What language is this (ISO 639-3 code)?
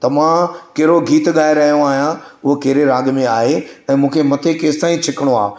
snd